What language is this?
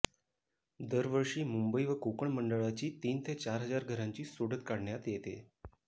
Marathi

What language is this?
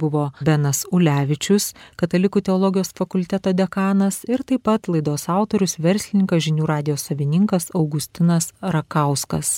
Lithuanian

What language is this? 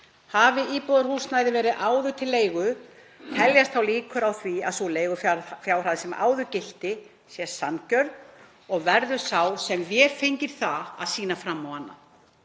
Icelandic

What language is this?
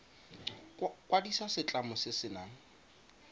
Tswana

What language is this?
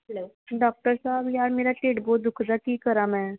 Punjabi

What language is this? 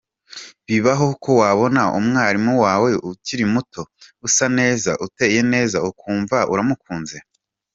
Kinyarwanda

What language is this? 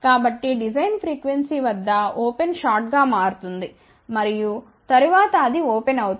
Telugu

